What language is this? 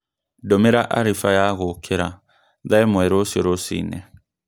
Kikuyu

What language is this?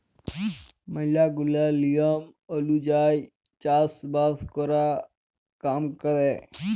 Bangla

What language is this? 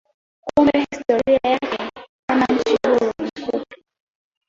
Swahili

